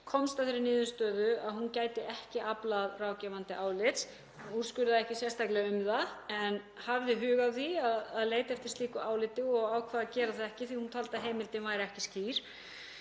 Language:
Icelandic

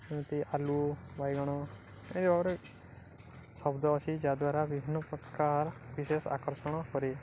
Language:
Odia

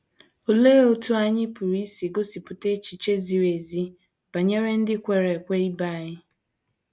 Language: Igbo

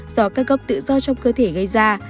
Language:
Vietnamese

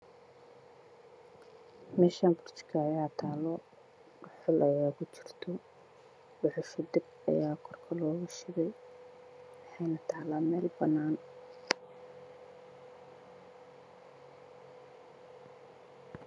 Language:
Somali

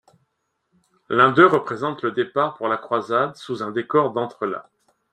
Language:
French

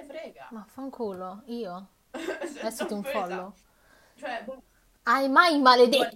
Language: Italian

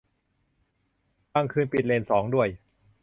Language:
Thai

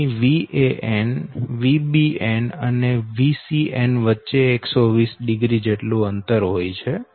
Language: Gujarati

